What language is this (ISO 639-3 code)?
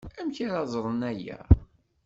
kab